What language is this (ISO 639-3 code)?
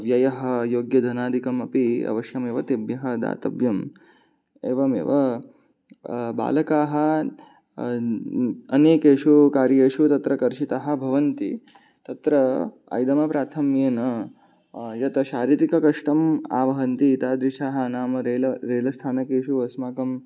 san